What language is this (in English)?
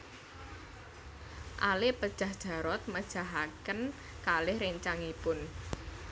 Javanese